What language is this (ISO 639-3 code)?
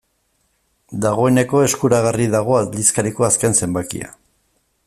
eus